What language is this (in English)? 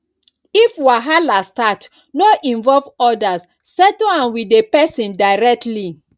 Nigerian Pidgin